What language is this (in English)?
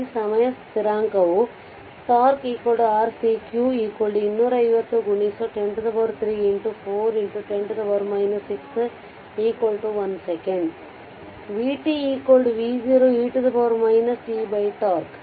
Kannada